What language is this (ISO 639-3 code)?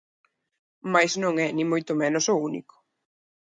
glg